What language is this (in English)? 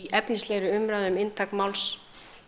Icelandic